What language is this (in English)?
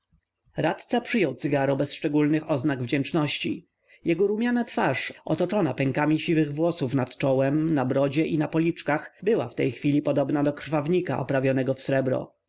Polish